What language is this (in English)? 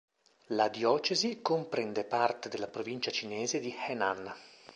Italian